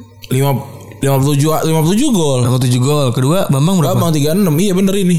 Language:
Indonesian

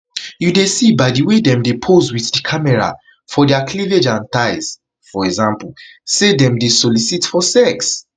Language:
Nigerian Pidgin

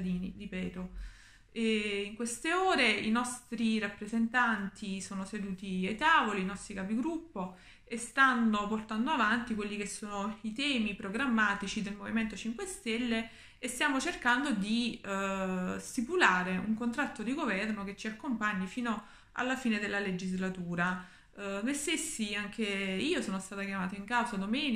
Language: Italian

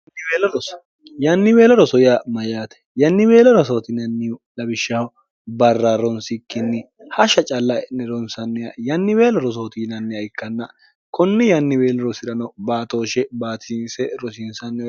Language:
Sidamo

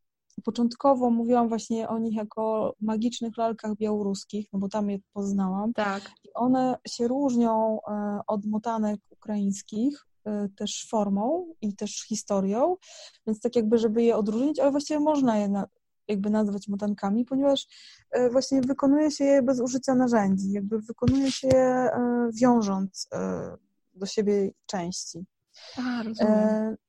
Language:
Polish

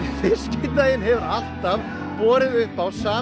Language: Icelandic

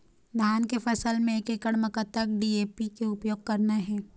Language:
Chhattisgarhi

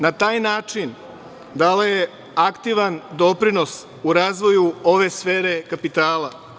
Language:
Serbian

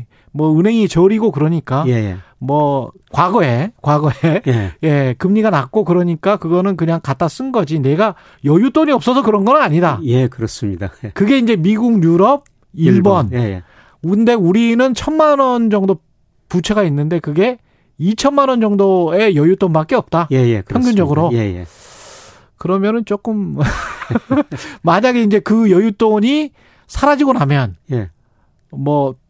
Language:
Korean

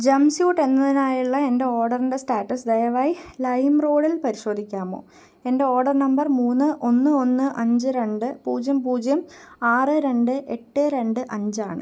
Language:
Malayalam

